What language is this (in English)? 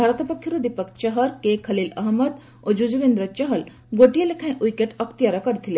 Odia